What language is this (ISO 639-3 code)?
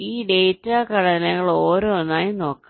mal